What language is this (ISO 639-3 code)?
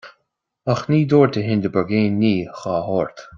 gle